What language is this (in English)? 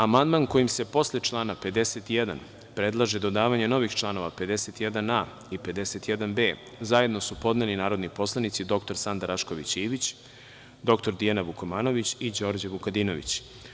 Serbian